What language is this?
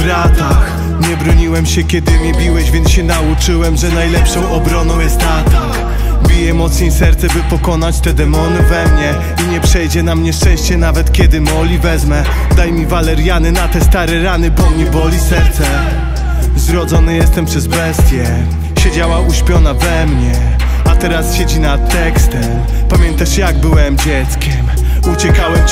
Polish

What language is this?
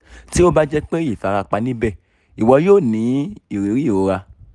Yoruba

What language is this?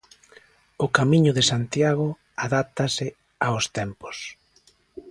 Galician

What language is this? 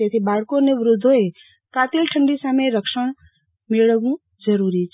Gujarati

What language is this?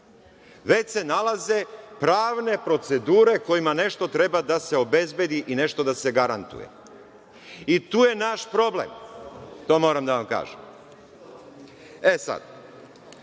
Serbian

